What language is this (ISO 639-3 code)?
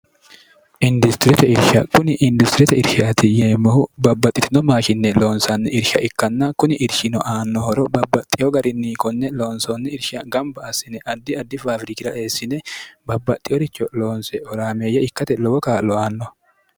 sid